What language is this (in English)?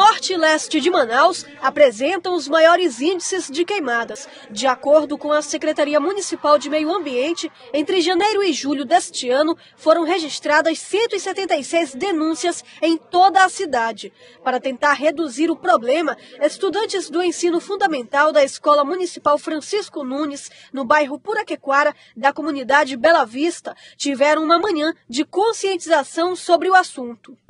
Portuguese